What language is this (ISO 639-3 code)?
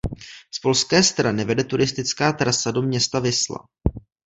ces